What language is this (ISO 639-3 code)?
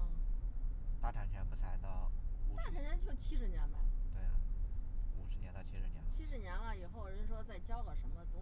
zho